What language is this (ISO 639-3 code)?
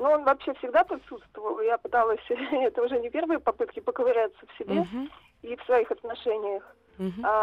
rus